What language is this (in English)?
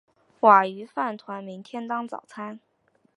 Chinese